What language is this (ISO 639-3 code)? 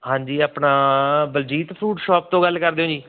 pan